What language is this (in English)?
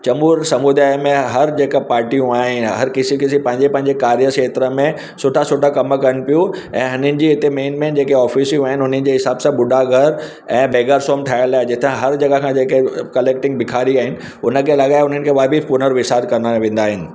Sindhi